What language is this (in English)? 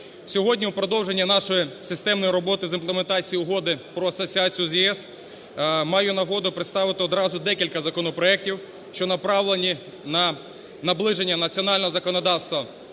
Ukrainian